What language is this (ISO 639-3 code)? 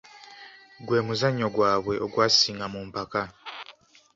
lug